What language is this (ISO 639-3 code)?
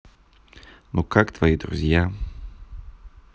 rus